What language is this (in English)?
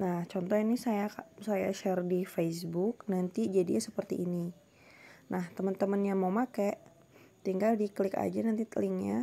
Indonesian